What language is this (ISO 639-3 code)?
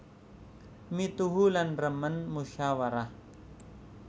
jav